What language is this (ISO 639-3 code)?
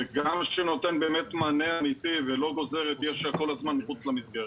heb